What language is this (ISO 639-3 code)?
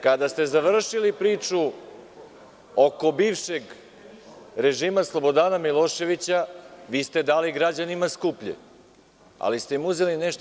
srp